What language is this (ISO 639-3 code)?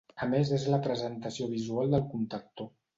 cat